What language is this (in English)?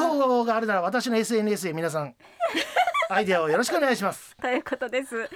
Japanese